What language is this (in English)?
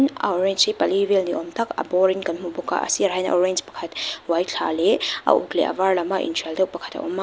Mizo